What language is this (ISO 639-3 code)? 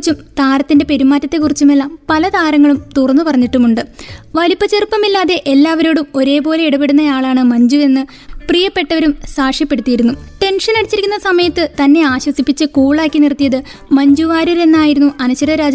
mal